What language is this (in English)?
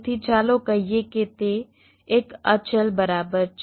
Gujarati